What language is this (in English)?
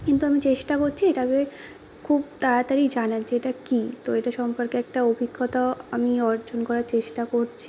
Bangla